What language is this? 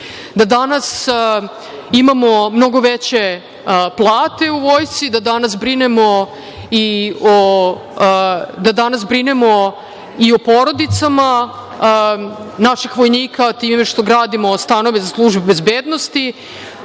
Serbian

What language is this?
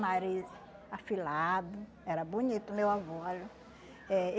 Portuguese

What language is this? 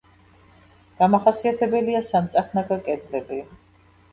Georgian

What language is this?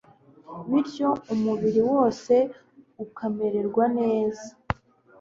Kinyarwanda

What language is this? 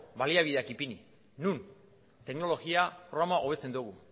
Basque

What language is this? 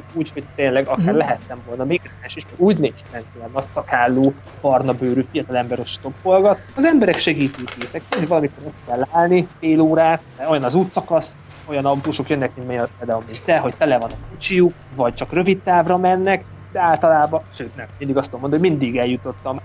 Hungarian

